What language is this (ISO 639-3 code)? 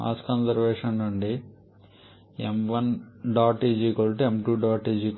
tel